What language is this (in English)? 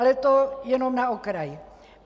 Czech